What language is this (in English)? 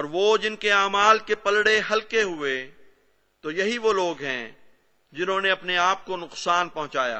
Urdu